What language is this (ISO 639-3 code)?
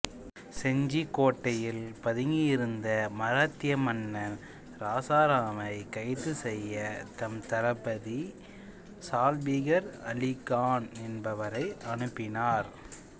tam